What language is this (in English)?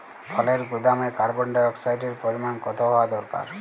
Bangla